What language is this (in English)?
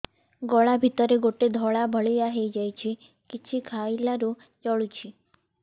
Odia